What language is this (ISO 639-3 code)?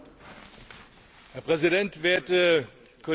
deu